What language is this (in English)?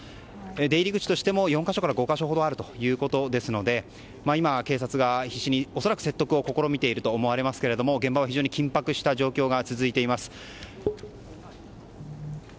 Japanese